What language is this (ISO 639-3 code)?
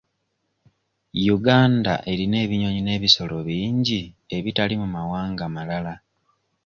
lug